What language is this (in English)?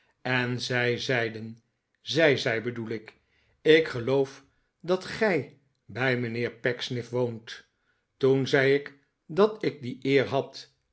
Dutch